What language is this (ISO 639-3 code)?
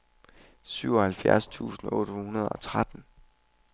dan